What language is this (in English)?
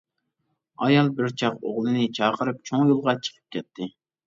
Uyghur